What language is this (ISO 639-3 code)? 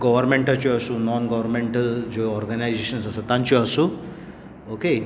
kok